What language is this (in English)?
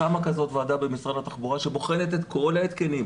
Hebrew